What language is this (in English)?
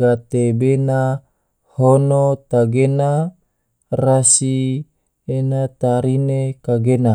Tidore